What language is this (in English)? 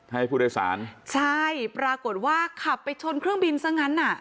Thai